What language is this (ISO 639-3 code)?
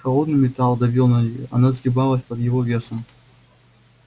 rus